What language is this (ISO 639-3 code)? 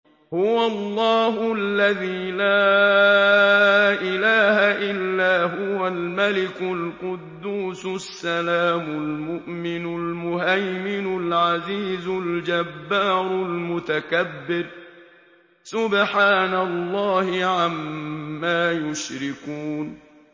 ara